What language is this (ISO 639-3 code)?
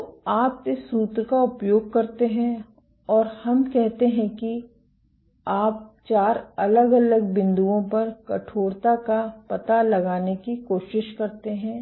hin